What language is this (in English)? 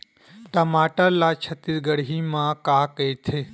Chhattisgarhi